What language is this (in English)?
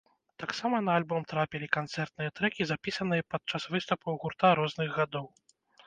Belarusian